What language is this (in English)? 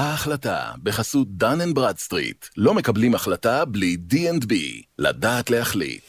Hebrew